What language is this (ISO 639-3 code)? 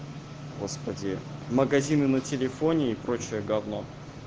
rus